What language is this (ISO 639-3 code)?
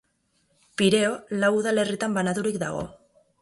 eus